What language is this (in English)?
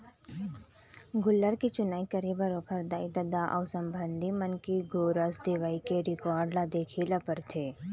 Chhattisgarhi